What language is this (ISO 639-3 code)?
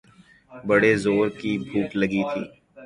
urd